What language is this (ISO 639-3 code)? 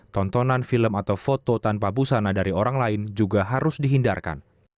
ind